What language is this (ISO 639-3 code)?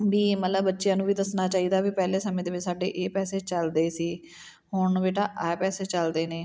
pan